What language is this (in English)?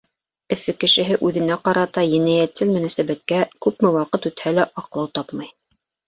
Bashkir